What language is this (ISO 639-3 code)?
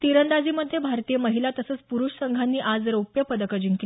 mar